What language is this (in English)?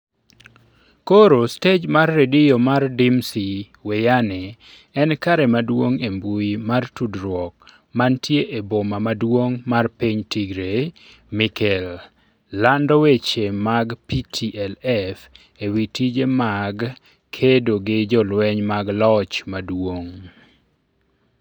Luo (Kenya and Tanzania)